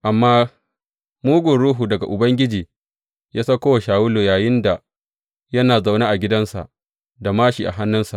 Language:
Hausa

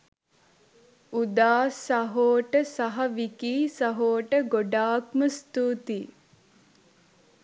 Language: Sinhala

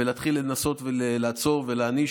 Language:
Hebrew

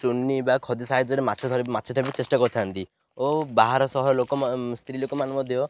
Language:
Odia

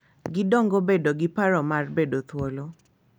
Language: Luo (Kenya and Tanzania)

